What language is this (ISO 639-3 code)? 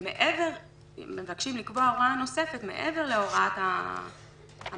heb